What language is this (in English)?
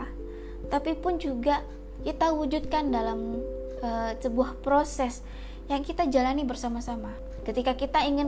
Indonesian